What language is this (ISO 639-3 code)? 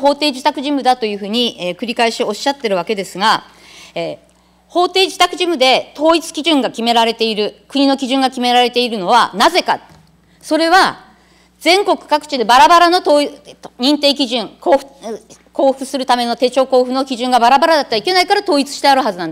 jpn